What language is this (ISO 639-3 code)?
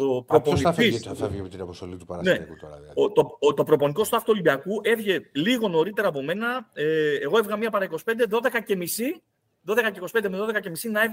ell